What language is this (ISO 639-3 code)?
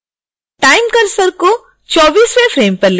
hin